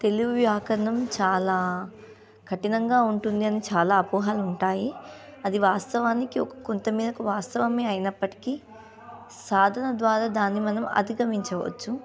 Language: Telugu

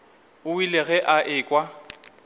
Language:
Northern Sotho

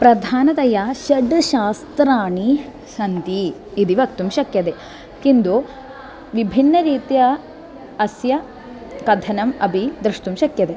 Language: Sanskrit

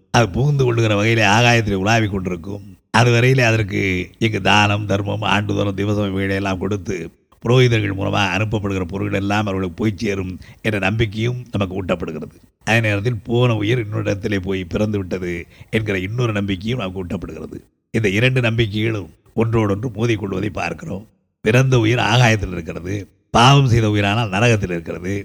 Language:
Tamil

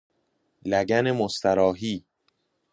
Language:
Persian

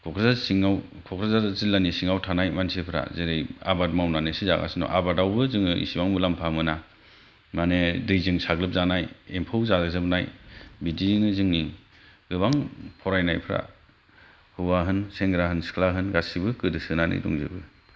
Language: Bodo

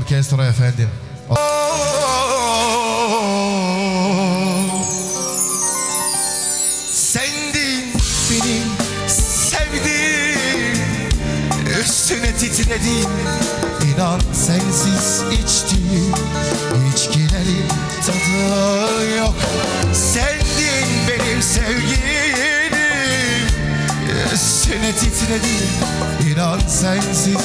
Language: Turkish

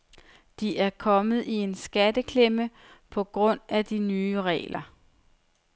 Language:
Danish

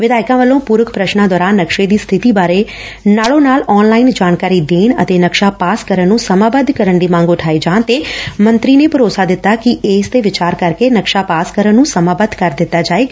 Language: Punjabi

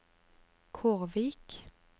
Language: Norwegian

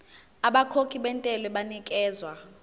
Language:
Zulu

